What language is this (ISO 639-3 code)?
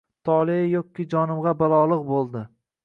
uzb